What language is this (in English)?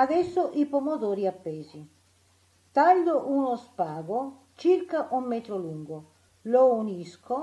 Italian